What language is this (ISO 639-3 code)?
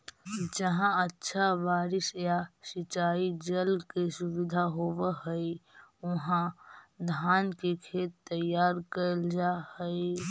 mag